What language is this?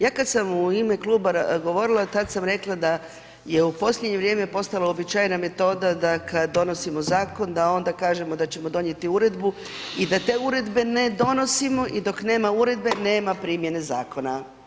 Croatian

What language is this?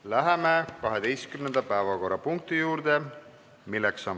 Estonian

